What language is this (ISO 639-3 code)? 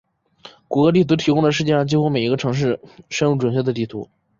zho